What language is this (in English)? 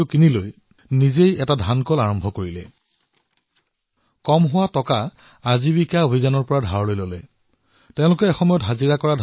Assamese